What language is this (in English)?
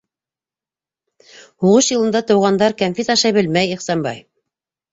Bashkir